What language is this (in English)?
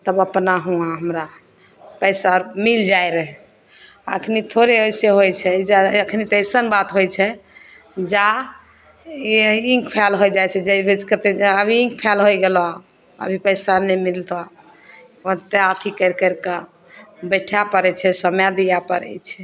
Maithili